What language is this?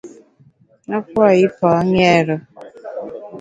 Bamun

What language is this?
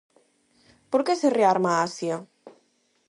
Galician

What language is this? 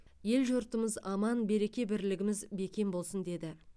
Kazakh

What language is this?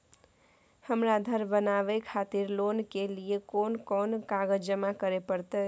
Maithili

